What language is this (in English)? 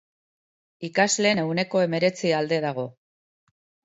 Basque